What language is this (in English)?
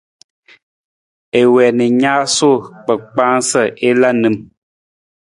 Nawdm